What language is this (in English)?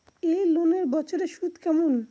Bangla